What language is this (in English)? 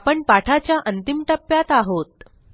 Marathi